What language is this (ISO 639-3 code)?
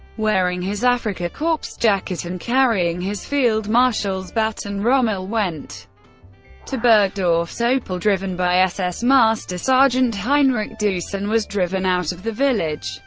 eng